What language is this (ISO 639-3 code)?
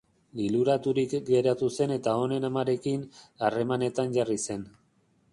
eus